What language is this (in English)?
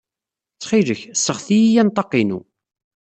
Kabyle